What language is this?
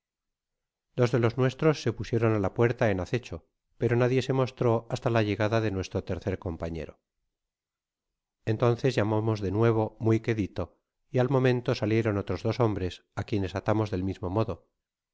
Spanish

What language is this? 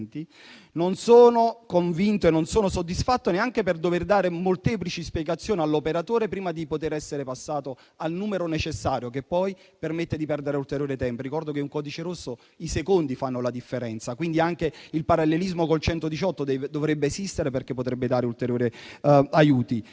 Italian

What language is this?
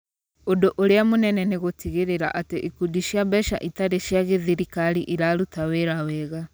Kikuyu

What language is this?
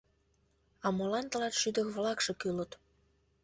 Mari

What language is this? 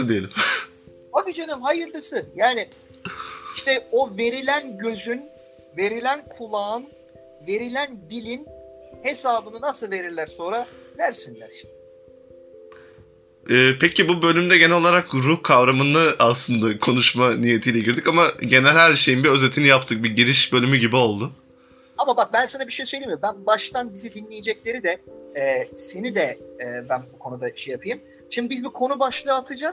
Turkish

